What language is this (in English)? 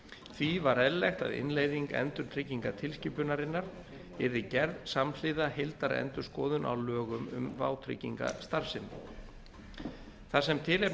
Icelandic